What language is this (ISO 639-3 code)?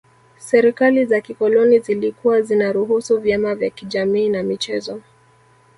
swa